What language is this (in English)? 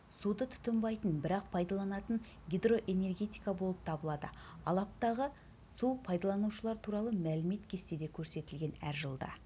Kazakh